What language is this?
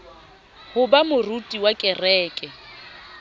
Southern Sotho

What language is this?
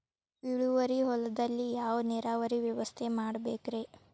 Kannada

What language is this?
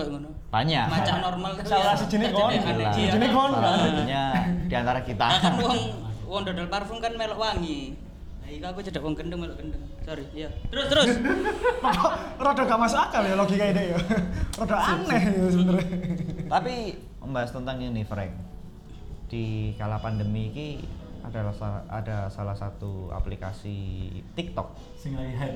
Indonesian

